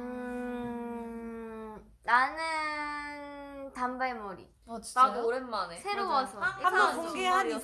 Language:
Korean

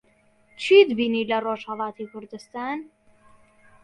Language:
Central Kurdish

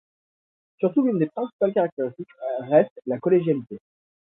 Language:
French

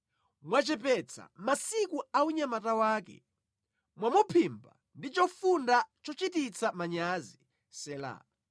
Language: Nyanja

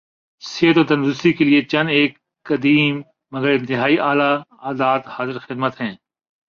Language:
Urdu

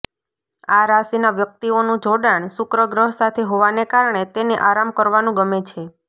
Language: Gujarati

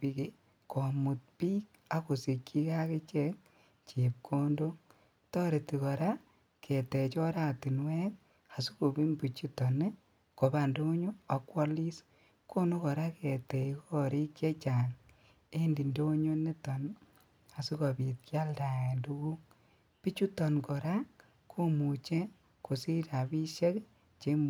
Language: Kalenjin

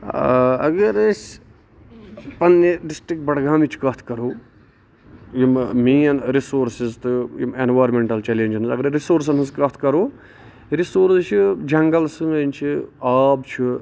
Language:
Kashmiri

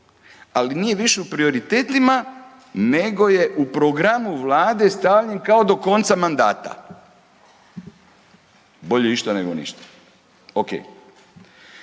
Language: Croatian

